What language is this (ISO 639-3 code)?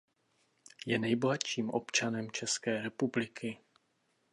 ces